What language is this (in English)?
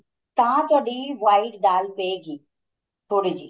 Punjabi